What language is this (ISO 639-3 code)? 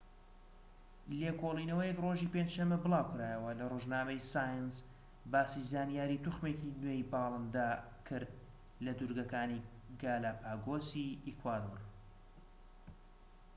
ckb